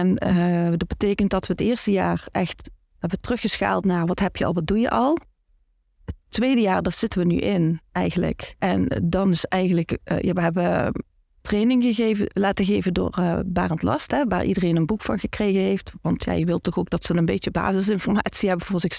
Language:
Dutch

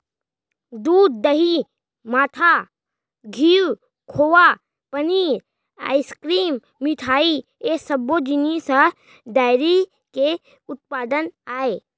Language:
Chhattisgarhi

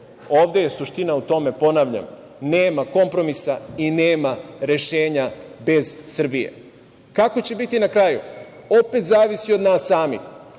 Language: Serbian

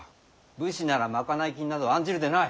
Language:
Japanese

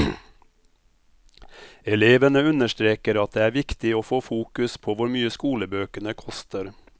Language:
Norwegian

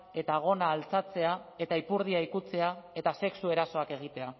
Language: Basque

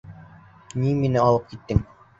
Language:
Bashkir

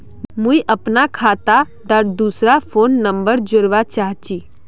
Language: Magahi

